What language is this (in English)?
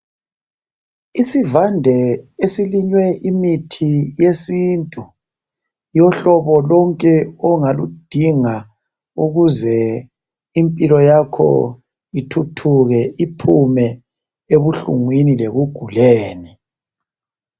North Ndebele